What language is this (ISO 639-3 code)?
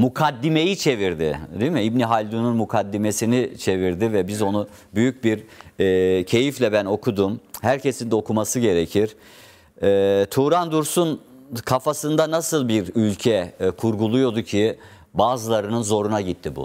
tur